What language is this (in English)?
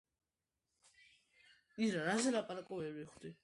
Georgian